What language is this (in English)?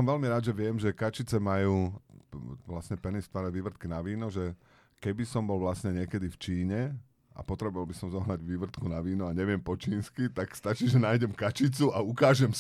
Slovak